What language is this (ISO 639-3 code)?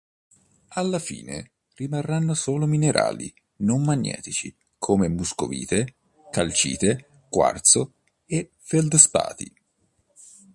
ita